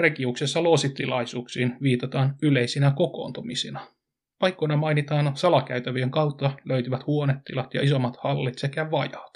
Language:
Finnish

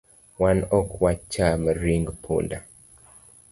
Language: Luo (Kenya and Tanzania)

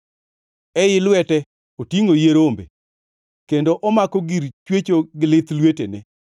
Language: Luo (Kenya and Tanzania)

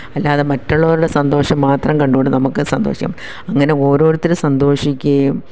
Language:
Malayalam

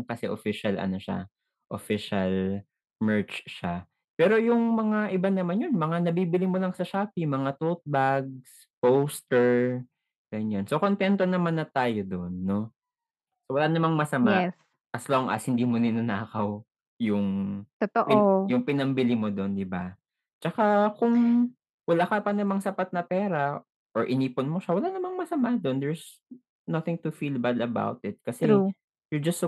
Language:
Filipino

